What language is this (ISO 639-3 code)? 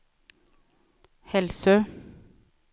swe